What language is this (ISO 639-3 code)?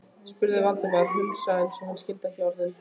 isl